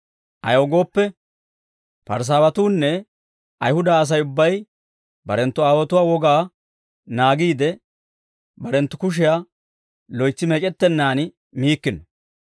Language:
Dawro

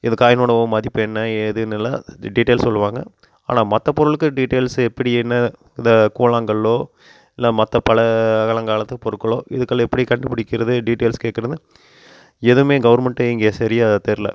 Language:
Tamil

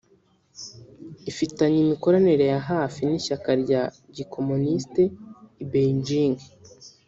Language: Kinyarwanda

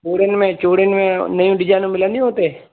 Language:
Sindhi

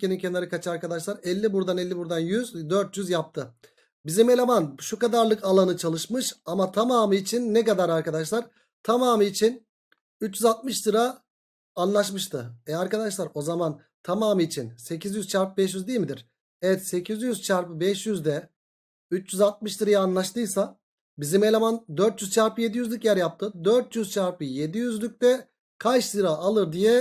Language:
Turkish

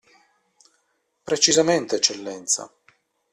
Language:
Italian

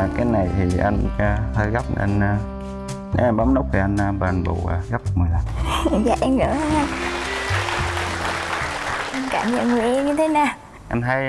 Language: Vietnamese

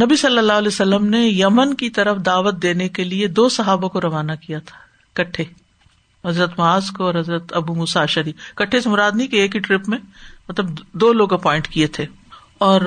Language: Urdu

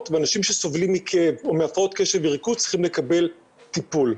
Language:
Hebrew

